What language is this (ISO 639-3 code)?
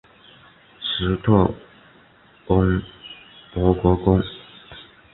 zho